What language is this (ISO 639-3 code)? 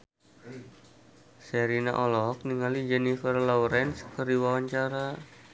sun